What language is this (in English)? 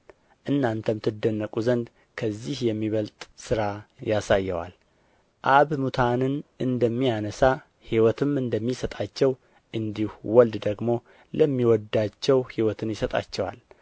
Amharic